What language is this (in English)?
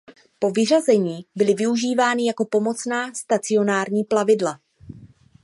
Czech